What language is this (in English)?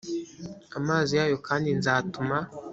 Kinyarwanda